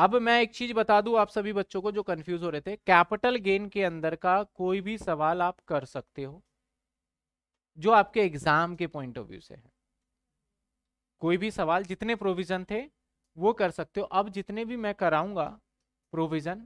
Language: Hindi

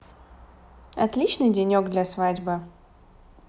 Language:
Russian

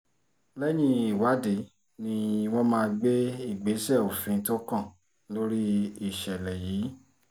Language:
Yoruba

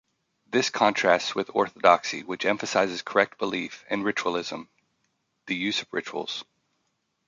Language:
English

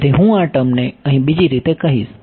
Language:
Gujarati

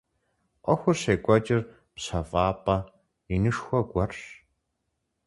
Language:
Kabardian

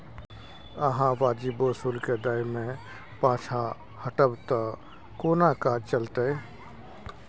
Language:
Maithili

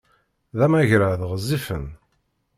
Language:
Kabyle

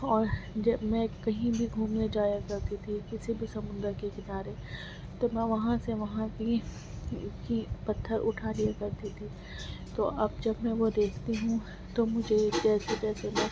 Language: Urdu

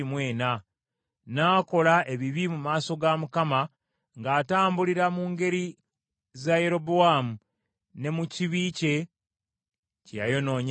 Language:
Ganda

